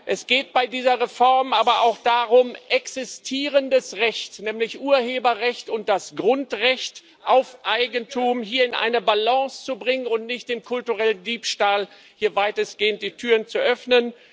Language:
German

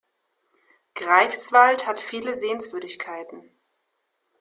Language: German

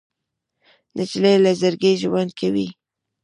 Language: Pashto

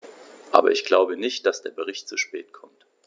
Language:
German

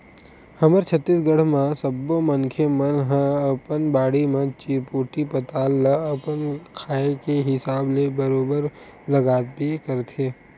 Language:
Chhattisgarhi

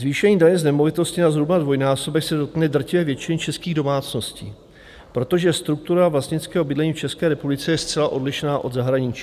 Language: Czech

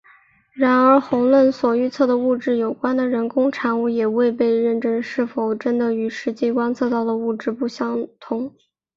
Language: Chinese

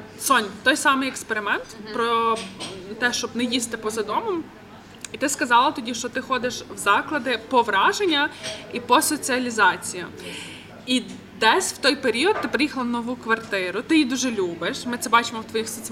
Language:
Ukrainian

